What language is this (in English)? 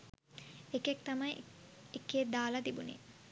Sinhala